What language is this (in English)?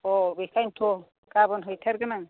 Bodo